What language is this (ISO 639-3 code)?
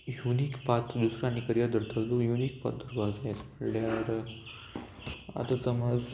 kok